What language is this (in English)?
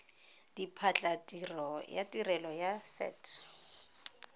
Tswana